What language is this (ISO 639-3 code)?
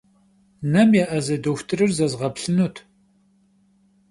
kbd